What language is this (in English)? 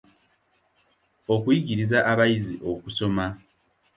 Ganda